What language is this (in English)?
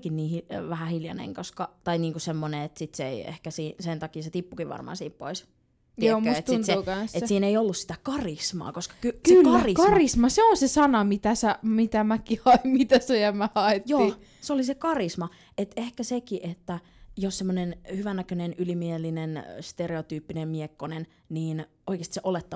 Finnish